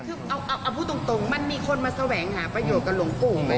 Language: Thai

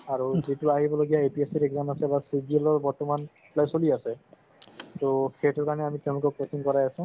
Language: Assamese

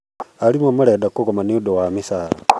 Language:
Kikuyu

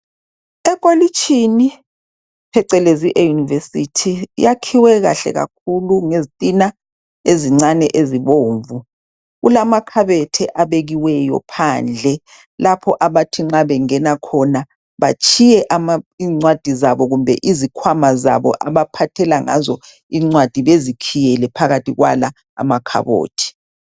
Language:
North Ndebele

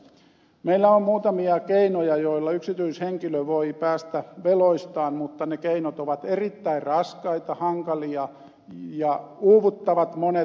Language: Finnish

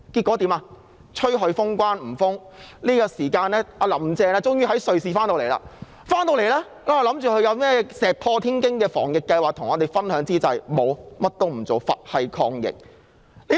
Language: Cantonese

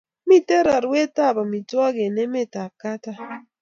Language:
Kalenjin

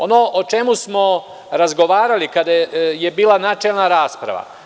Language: Serbian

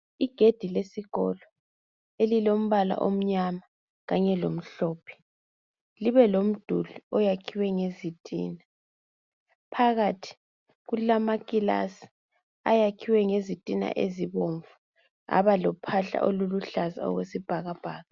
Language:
North Ndebele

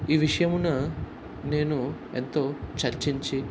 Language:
Telugu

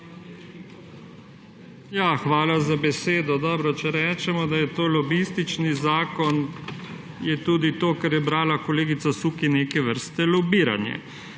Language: Slovenian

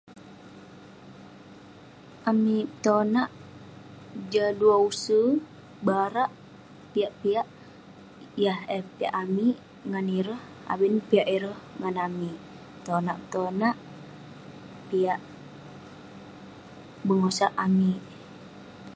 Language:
Western Penan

